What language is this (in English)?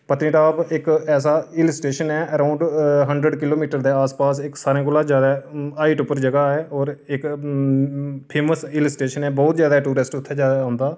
Dogri